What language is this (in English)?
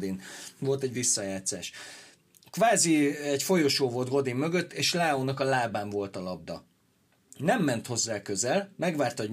Hungarian